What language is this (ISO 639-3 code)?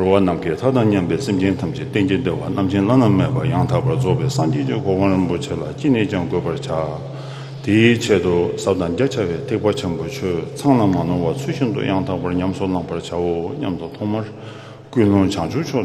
kor